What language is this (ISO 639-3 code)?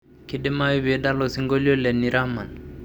mas